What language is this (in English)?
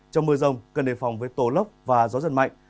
Vietnamese